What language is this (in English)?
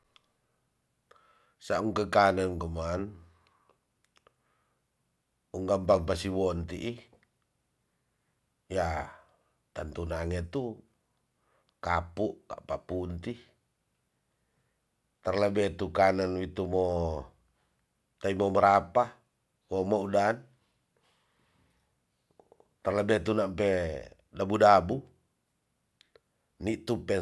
Tonsea